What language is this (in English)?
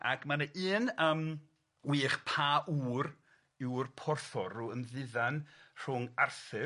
Welsh